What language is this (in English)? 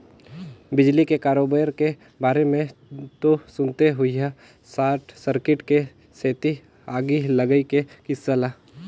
Chhattisgarhi